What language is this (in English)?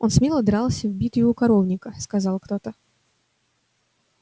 Russian